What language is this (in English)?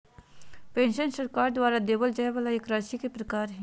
Magahi